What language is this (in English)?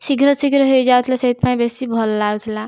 Odia